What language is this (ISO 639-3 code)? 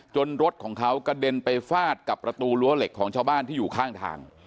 tha